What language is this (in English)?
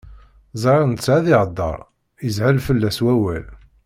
Kabyle